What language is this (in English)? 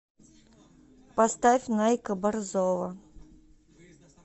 Russian